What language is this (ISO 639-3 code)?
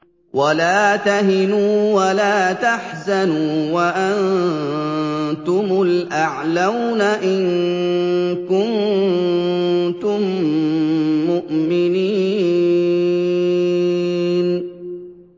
ara